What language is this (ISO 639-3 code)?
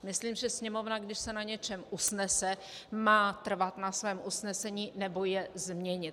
ces